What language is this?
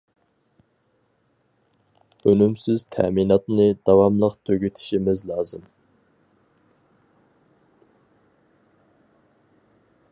Uyghur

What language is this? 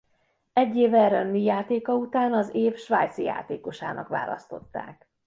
Hungarian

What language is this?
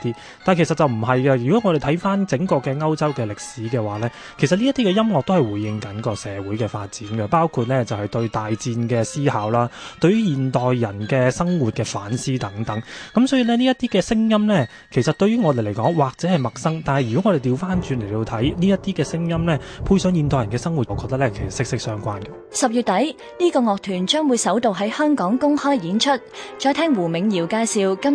Chinese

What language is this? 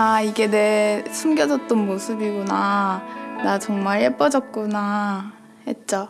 Korean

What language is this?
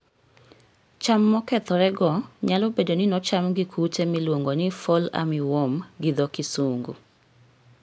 Luo (Kenya and Tanzania)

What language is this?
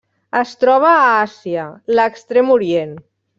Catalan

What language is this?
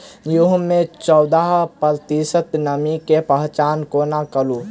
Maithili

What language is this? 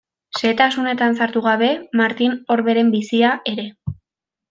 Basque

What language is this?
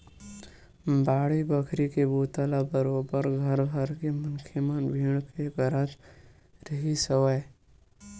Chhattisgarhi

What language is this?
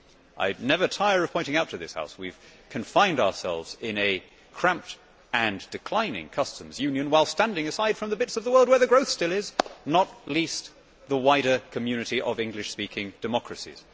English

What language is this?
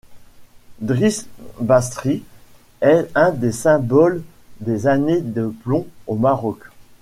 French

